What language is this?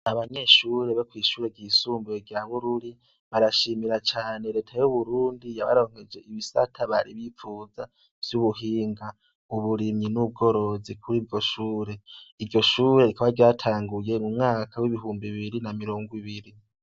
Rundi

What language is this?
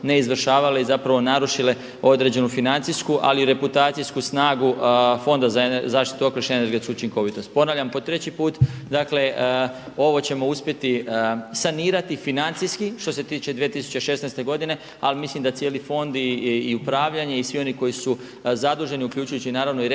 Croatian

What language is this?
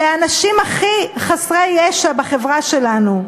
Hebrew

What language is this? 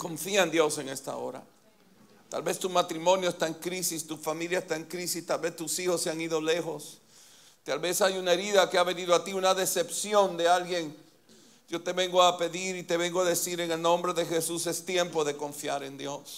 Spanish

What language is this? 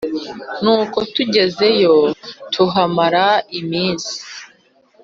Kinyarwanda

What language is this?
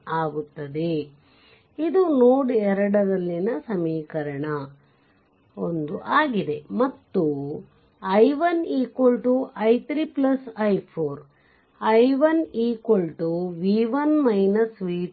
Kannada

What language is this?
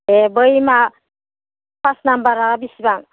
Bodo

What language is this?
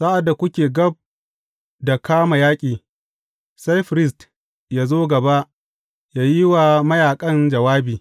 Hausa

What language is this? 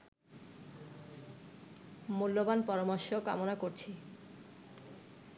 Bangla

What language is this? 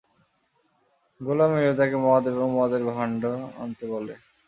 Bangla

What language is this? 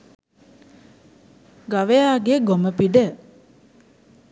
Sinhala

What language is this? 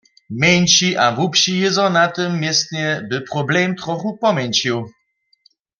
Upper Sorbian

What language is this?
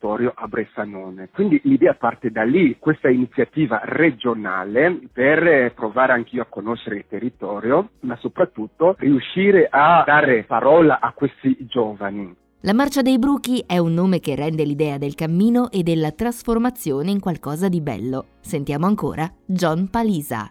Italian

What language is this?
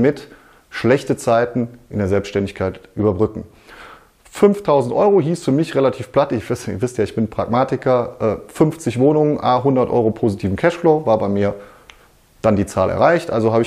German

